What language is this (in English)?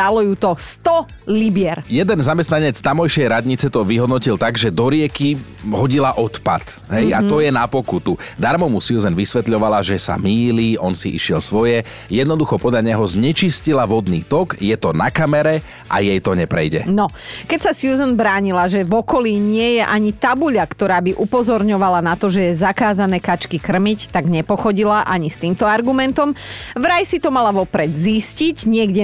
Slovak